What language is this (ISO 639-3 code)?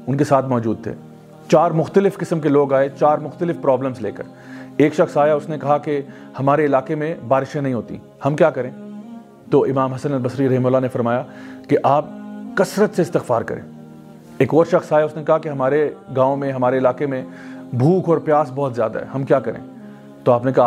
urd